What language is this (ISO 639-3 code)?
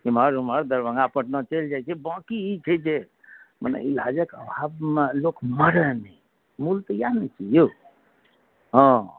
mai